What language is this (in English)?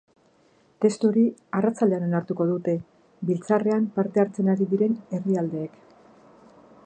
Basque